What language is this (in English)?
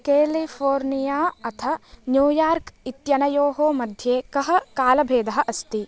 Sanskrit